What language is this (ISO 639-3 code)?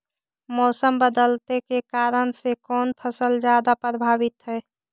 mag